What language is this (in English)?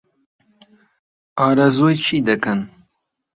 Central Kurdish